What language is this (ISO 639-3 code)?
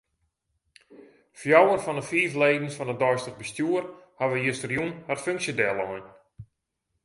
fry